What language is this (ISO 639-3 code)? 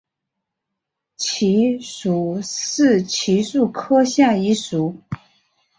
zho